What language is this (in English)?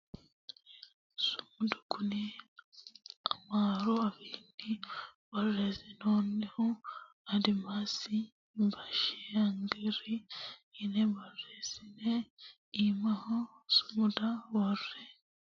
Sidamo